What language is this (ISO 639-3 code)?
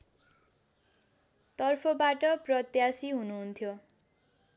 nep